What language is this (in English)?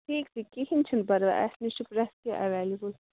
Kashmiri